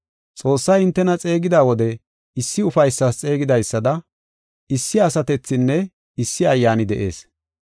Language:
Gofa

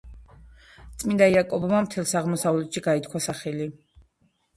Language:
Georgian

